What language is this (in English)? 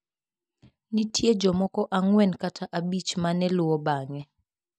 Luo (Kenya and Tanzania)